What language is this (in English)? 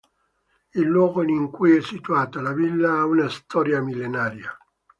Italian